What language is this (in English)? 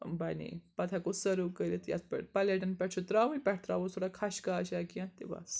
Kashmiri